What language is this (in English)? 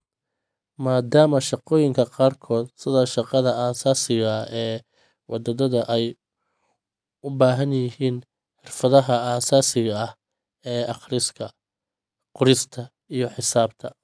Somali